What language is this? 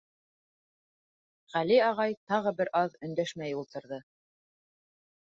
Bashkir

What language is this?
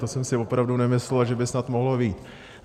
Czech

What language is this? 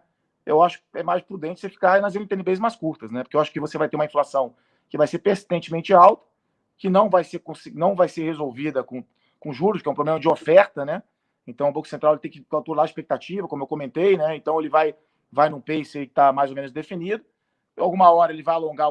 Portuguese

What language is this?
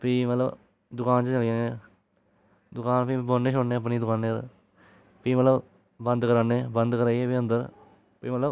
Dogri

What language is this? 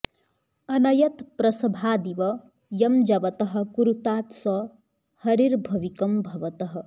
Sanskrit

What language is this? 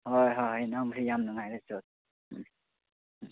Manipuri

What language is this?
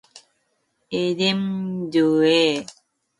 Korean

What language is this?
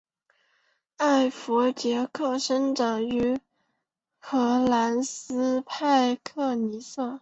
Chinese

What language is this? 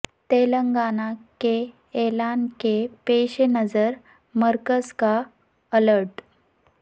Urdu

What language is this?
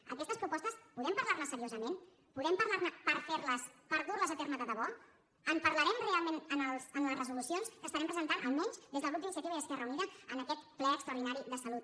Catalan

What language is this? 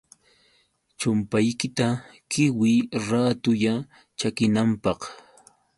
Yauyos Quechua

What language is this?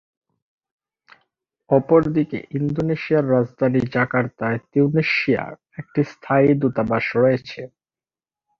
Bangla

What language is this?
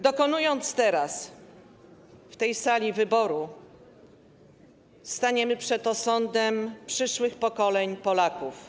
Polish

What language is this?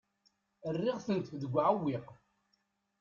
Kabyle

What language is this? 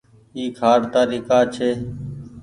Goaria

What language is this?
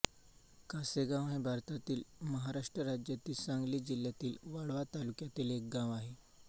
Marathi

